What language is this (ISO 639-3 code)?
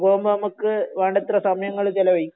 mal